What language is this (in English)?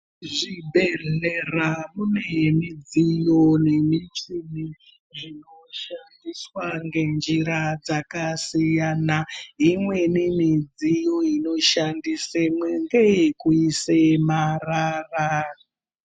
Ndau